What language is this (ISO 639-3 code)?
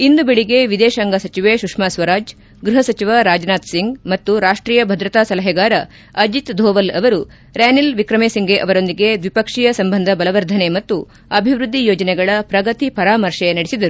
kan